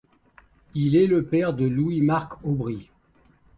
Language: French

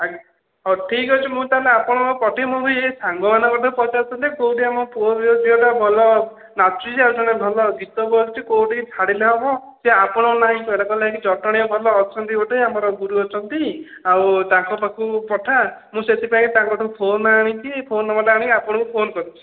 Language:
Odia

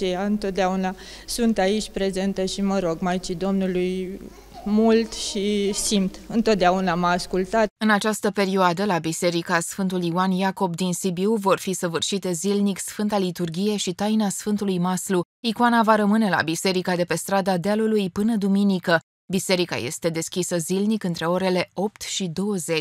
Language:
Romanian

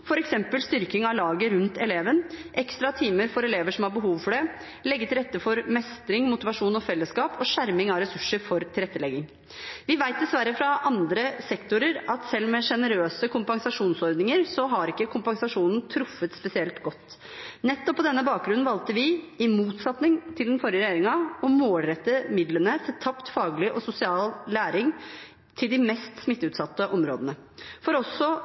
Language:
Norwegian Bokmål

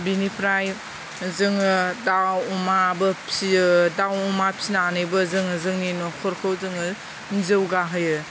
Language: Bodo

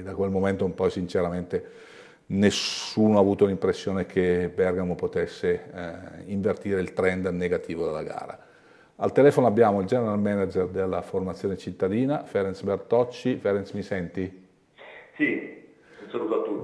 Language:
Italian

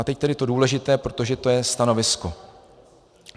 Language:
Czech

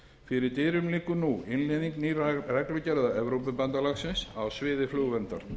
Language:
Icelandic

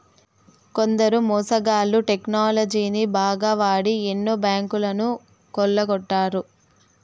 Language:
Telugu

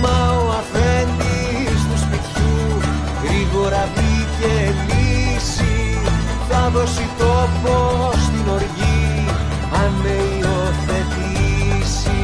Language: Greek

